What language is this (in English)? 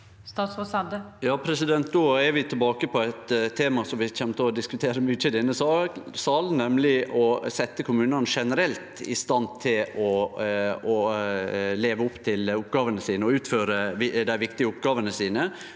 Norwegian